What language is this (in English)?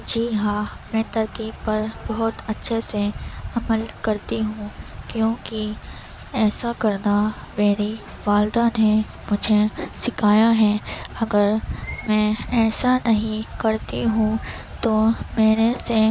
Urdu